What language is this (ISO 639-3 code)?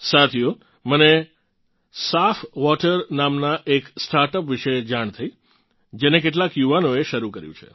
guj